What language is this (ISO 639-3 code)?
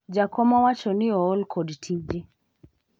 luo